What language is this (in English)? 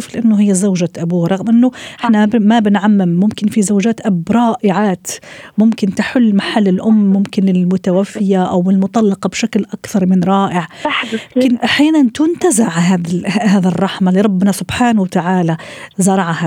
Arabic